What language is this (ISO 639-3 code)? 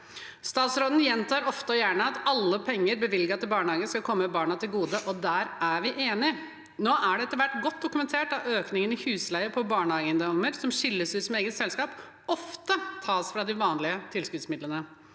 nor